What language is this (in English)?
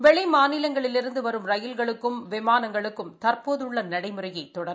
Tamil